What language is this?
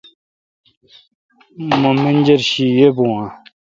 Kalkoti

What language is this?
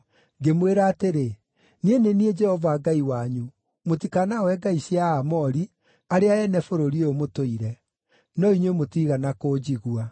Kikuyu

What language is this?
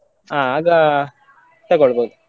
Kannada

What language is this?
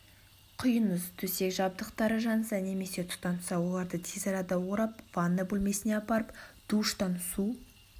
Kazakh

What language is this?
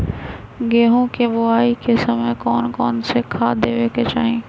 Magahi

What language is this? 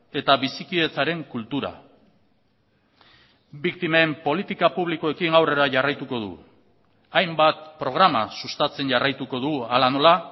Basque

